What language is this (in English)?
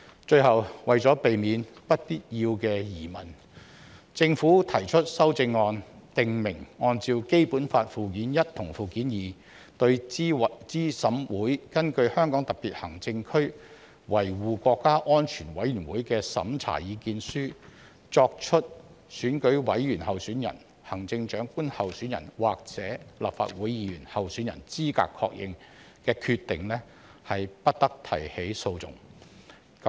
Cantonese